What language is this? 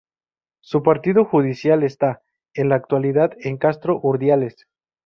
Spanish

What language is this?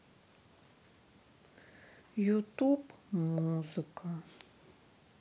Russian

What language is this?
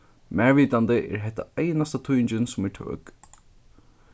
Faroese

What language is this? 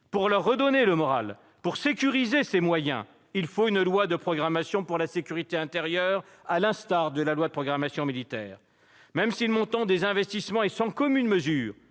French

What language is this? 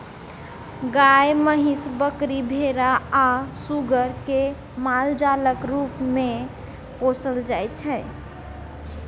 Maithili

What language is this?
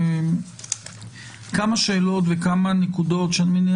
Hebrew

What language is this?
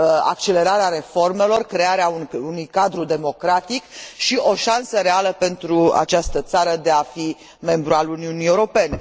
Romanian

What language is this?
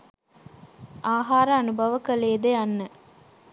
Sinhala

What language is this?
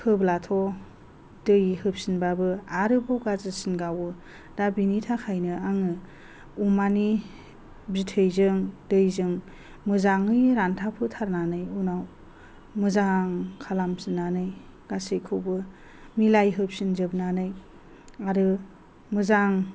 Bodo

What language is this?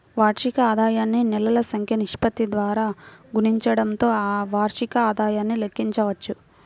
Telugu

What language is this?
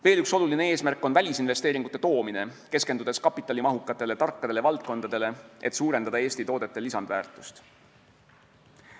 Estonian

